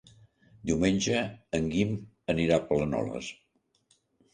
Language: Catalan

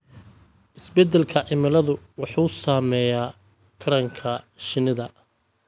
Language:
Somali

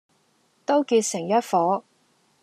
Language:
Cantonese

